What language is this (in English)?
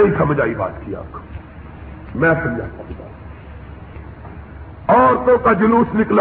Urdu